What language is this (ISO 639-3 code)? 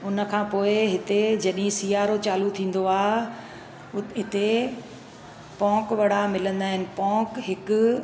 snd